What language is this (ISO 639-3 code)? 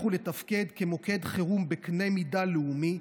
heb